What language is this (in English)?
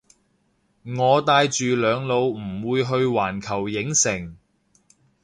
Cantonese